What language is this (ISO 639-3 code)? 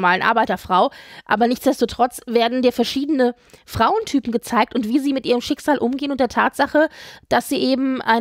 deu